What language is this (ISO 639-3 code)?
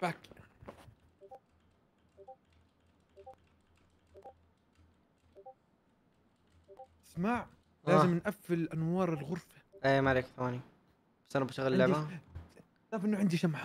ara